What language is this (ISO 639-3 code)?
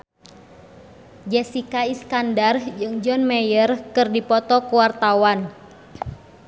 sun